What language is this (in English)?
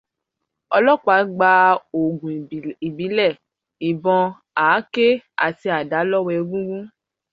Yoruba